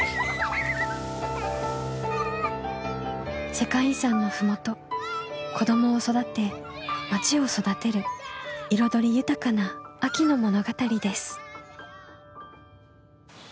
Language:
Japanese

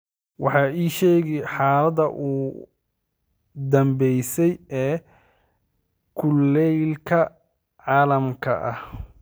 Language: Somali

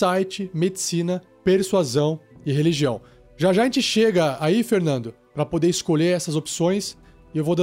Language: Portuguese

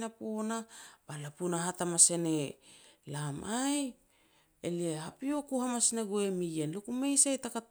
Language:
Petats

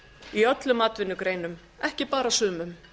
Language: Icelandic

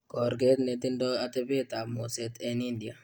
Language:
Kalenjin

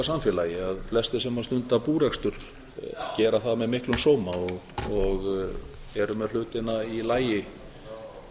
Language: Icelandic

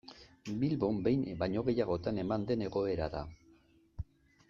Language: Basque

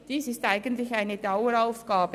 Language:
Swiss German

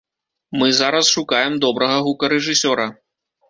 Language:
Belarusian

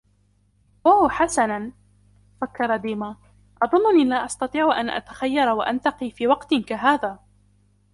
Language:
Arabic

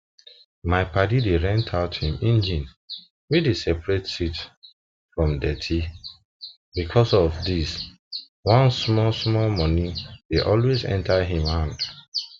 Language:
Nigerian Pidgin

